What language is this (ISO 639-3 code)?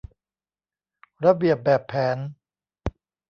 tha